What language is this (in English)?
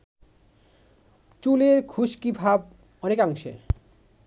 Bangla